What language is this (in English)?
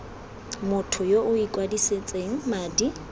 Tswana